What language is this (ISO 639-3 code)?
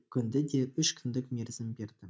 kaz